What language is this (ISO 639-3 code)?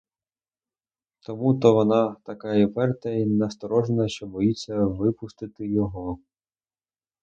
ukr